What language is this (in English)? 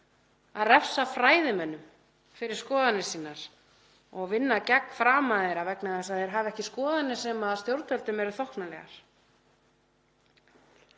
Icelandic